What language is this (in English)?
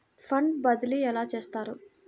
Telugu